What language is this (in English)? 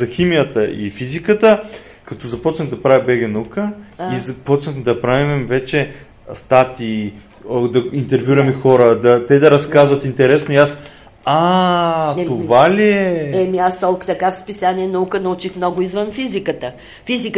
Bulgarian